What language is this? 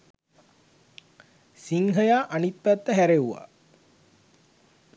Sinhala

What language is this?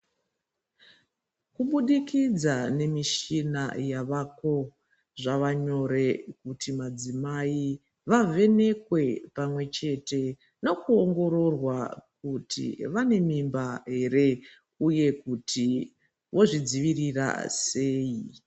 Ndau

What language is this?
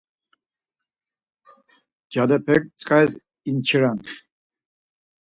Laz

